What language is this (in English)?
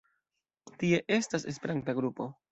Esperanto